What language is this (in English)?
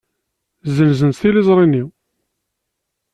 Kabyle